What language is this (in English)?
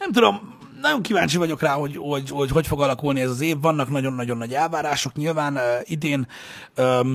Hungarian